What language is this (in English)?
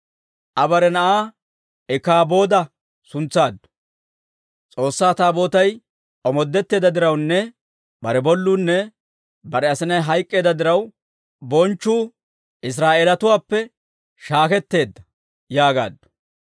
Dawro